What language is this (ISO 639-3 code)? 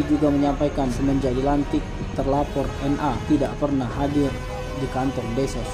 ind